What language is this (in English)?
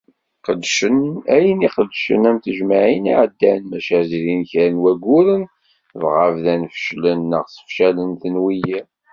Kabyle